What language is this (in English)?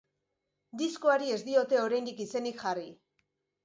Basque